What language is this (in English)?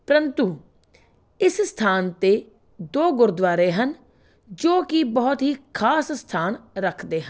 Punjabi